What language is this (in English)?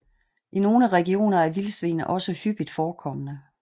Danish